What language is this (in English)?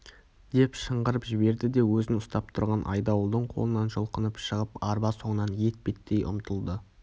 Kazakh